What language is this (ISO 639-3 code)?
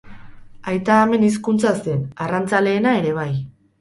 eus